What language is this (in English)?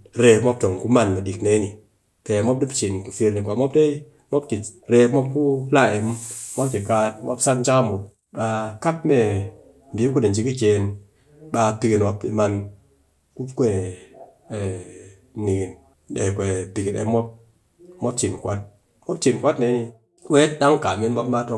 Cakfem-Mushere